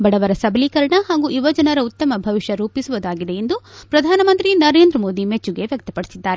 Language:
Kannada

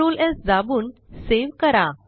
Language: Marathi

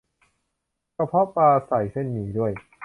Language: Thai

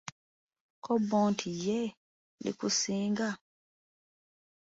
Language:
Ganda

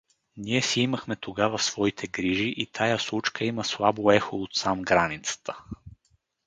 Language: Bulgarian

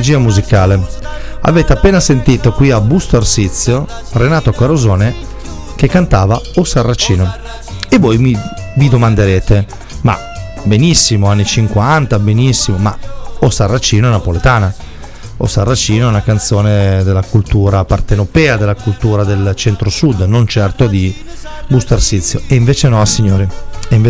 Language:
Italian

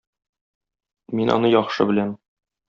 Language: Tatar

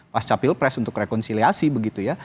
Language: Indonesian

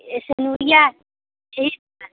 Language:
Hindi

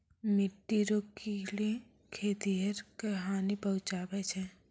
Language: Maithili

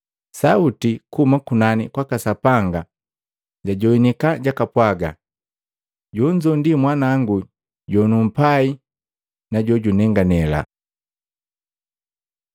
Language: Matengo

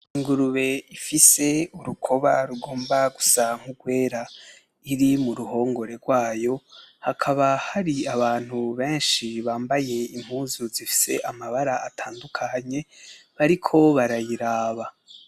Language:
Rundi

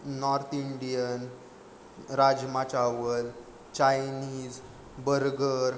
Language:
Marathi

